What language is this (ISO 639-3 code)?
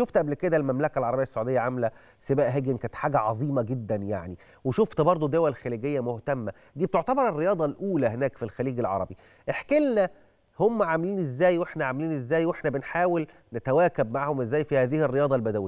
ara